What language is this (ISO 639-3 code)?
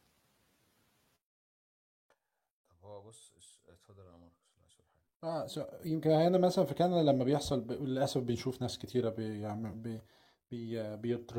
ara